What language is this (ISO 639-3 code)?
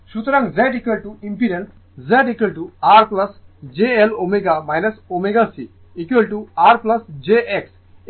ben